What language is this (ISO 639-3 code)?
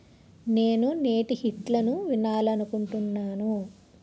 tel